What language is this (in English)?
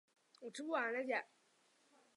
Chinese